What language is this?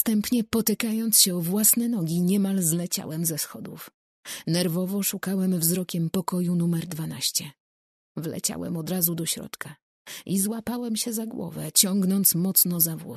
Polish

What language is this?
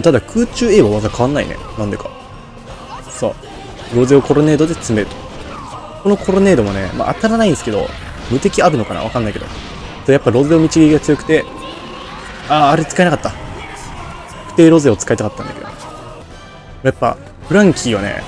Japanese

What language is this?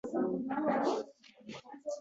Uzbek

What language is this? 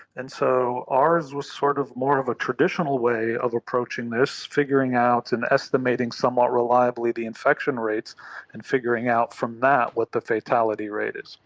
English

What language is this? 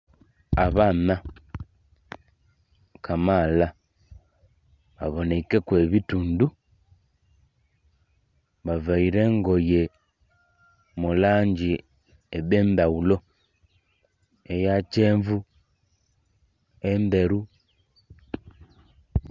Soga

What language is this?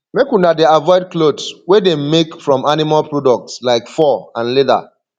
Nigerian Pidgin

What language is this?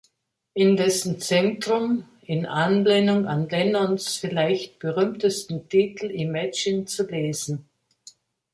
German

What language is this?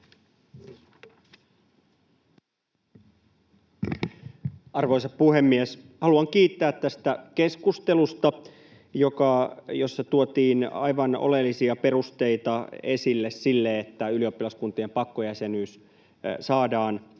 Finnish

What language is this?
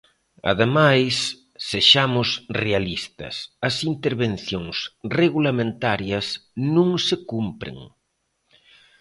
Galician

